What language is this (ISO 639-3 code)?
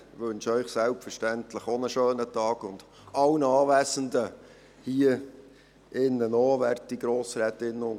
gsw